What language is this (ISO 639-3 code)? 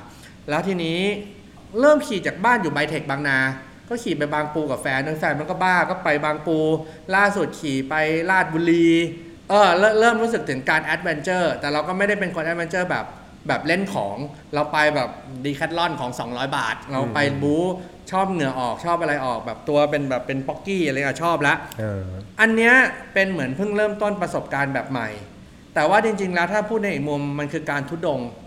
tha